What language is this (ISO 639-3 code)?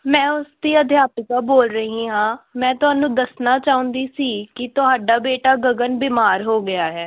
pan